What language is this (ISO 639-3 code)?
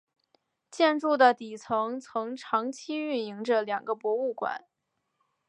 zho